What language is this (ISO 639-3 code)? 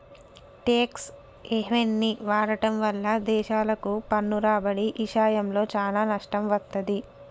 tel